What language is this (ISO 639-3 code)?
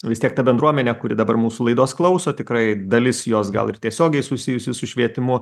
lit